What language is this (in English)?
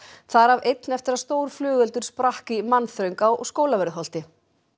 Icelandic